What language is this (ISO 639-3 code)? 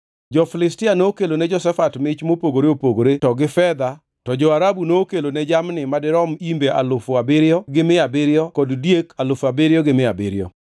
luo